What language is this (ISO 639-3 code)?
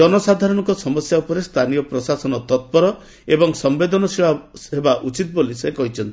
ori